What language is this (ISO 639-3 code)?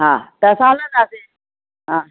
snd